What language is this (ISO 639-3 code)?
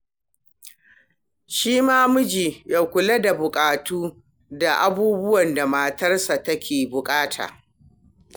hau